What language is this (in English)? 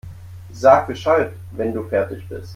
German